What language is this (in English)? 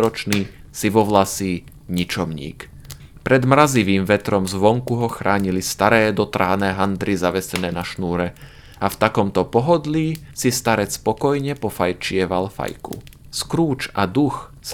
Slovak